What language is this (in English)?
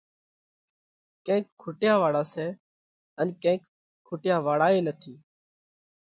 Parkari Koli